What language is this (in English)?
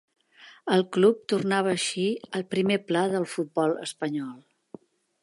Catalan